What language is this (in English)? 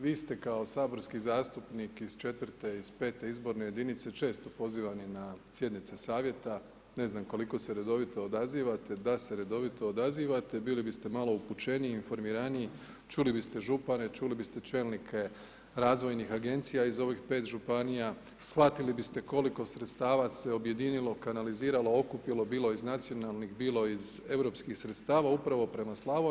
Croatian